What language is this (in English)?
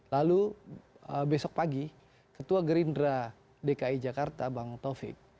Indonesian